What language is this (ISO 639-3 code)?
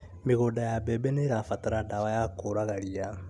kik